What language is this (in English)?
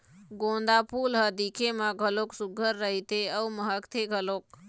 Chhattisgarhi